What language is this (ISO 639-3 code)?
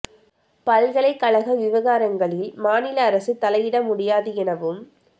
tam